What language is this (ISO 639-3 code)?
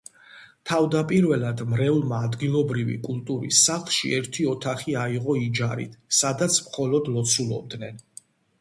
kat